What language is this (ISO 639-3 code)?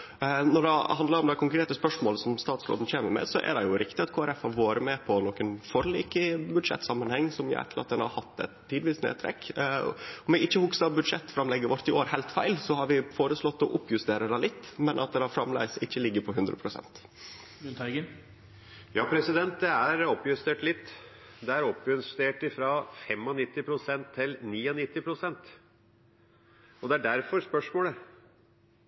nor